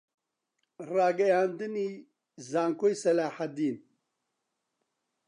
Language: Central Kurdish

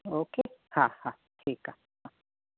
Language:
Sindhi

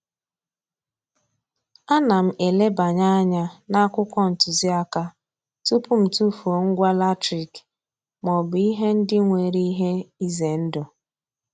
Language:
Igbo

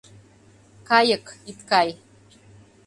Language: Mari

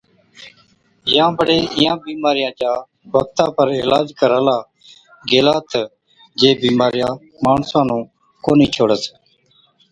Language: Od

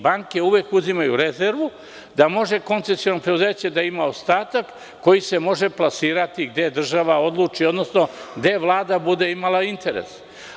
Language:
Serbian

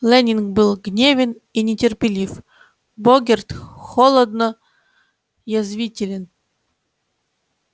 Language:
Russian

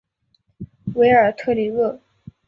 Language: Chinese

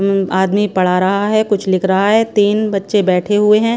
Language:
Hindi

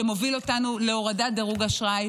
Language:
Hebrew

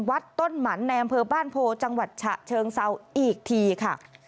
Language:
Thai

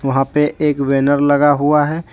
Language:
Hindi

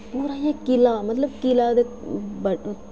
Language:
Dogri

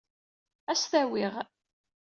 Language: Kabyle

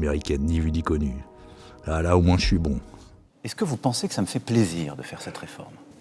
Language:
French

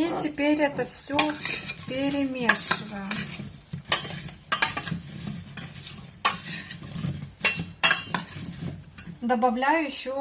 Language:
Russian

